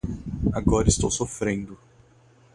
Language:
Portuguese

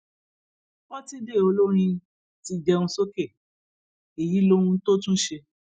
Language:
Yoruba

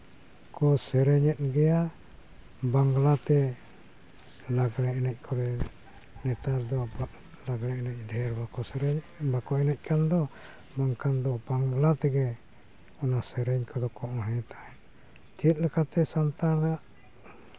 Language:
Santali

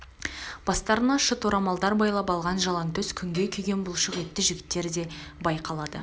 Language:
Kazakh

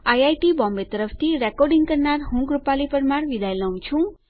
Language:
Gujarati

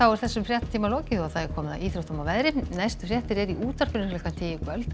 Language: Icelandic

